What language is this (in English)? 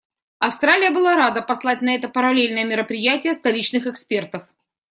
Russian